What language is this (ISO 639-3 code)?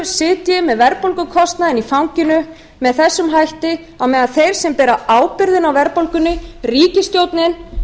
isl